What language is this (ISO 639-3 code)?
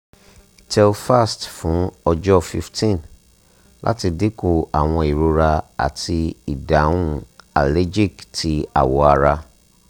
yor